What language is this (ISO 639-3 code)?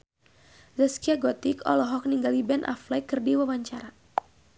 sun